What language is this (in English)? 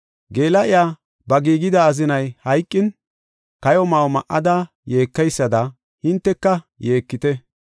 Gofa